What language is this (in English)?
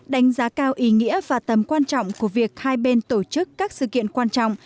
Vietnamese